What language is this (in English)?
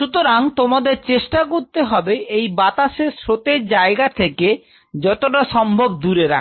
Bangla